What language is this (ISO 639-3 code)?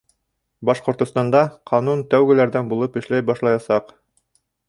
bak